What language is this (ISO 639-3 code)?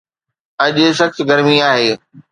snd